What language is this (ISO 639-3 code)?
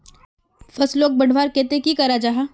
mag